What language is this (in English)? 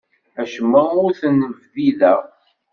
Kabyle